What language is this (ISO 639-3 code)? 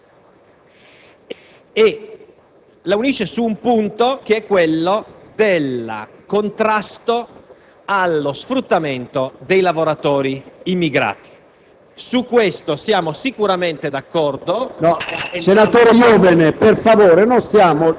ita